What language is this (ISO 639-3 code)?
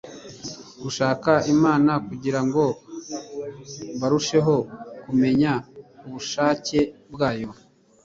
kin